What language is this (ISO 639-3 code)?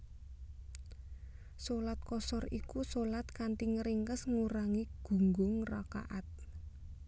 jav